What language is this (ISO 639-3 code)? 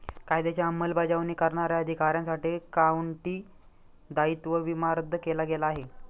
mar